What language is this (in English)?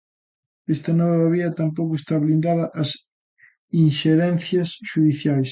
Galician